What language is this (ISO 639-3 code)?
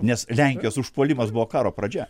lit